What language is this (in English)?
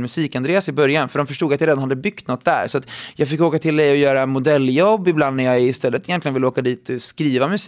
Swedish